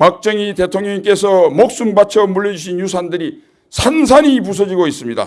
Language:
Korean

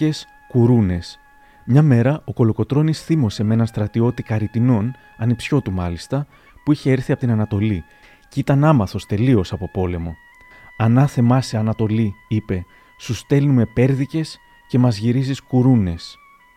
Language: Greek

